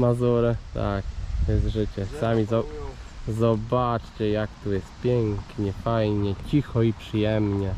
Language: Polish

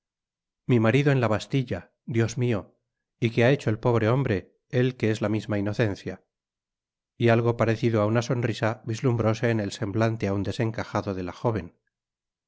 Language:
Spanish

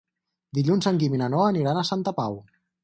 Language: Catalan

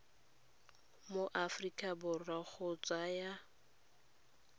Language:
Tswana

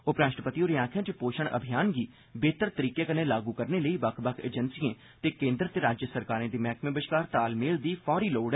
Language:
Dogri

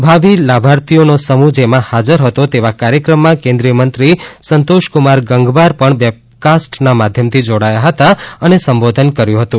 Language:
Gujarati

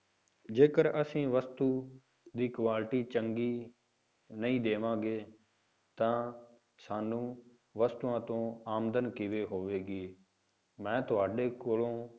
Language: Punjabi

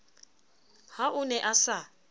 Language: Southern Sotho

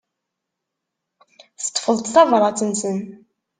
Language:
Kabyle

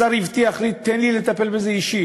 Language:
Hebrew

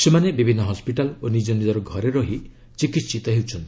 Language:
Odia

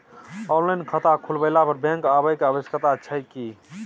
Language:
Maithili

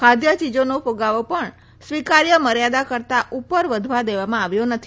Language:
Gujarati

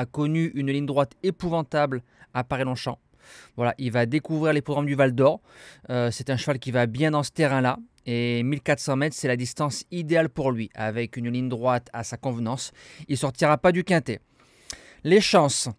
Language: French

